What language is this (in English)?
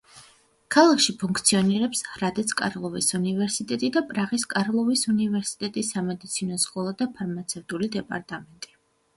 Georgian